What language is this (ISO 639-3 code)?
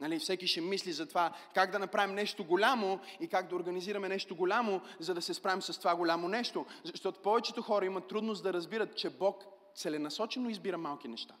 bul